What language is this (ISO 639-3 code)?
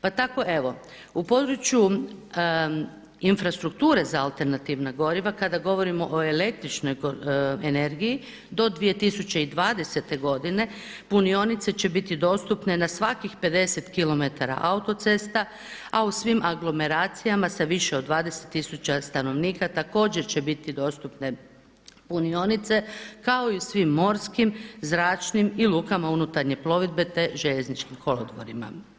hrv